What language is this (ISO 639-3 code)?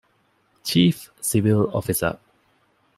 div